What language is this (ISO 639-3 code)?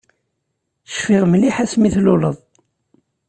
kab